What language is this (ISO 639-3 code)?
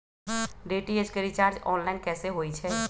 mag